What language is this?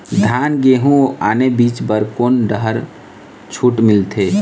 Chhattisgarhi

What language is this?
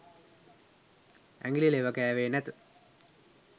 Sinhala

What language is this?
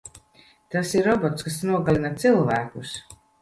Latvian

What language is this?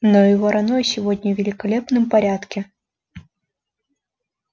Russian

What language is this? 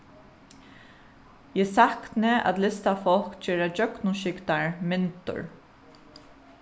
Faroese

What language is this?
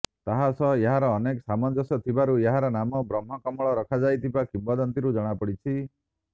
Odia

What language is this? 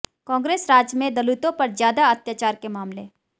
Hindi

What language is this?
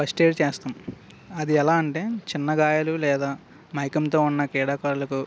Telugu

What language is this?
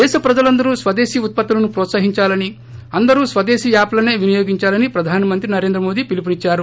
Telugu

